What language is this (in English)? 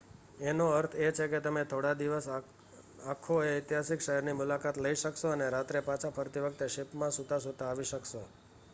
Gujarati